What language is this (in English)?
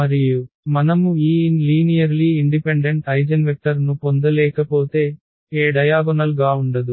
Telugu